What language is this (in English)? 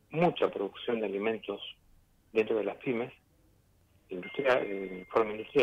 Spanish